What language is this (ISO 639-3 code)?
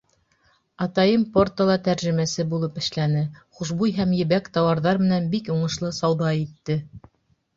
bak